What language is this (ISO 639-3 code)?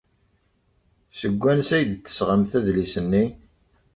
kab